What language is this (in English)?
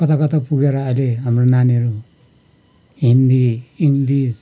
Nepali